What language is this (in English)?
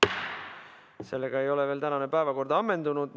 Estonian